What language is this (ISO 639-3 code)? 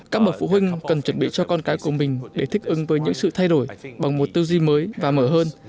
vie